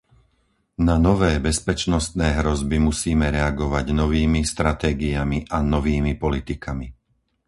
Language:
Slovak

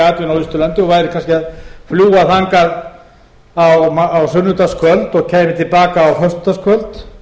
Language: Icelandic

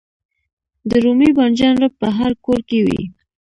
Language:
Pashto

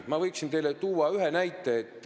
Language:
Estonian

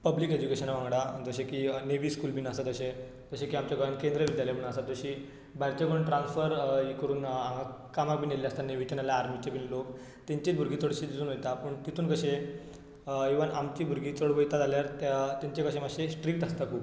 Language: Konkani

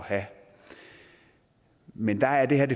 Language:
Danish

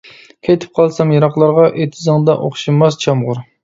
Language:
Uyghur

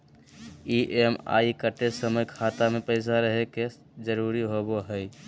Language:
Magahi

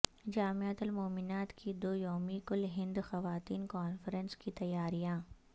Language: Urdu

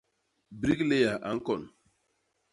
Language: Basaa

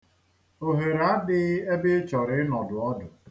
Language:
Igbo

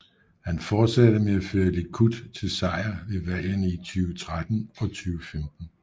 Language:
Danish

